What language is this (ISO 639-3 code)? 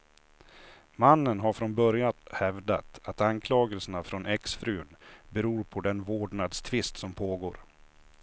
swe